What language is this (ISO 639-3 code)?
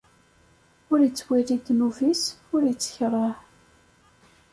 kab